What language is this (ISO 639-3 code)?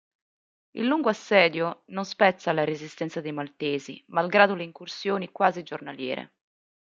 ita